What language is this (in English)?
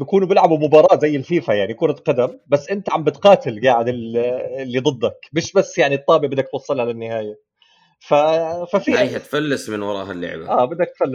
Arabic